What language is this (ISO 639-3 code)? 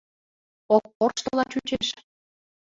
chm